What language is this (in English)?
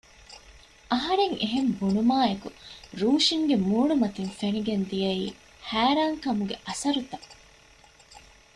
Divehi